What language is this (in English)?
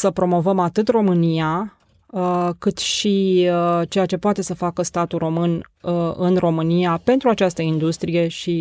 Romanian